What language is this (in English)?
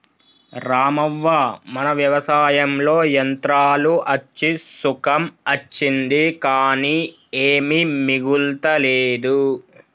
Telugu